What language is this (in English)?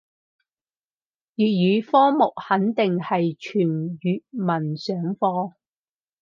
Cantonese